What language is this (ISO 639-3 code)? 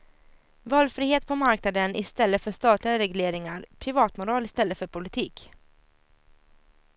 swe